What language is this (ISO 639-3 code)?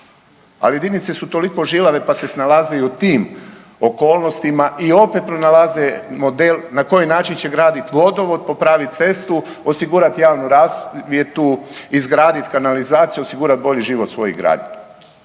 hrv